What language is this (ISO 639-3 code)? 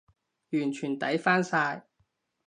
yue